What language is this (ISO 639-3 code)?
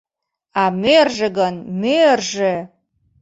chm